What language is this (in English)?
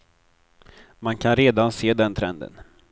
Swedish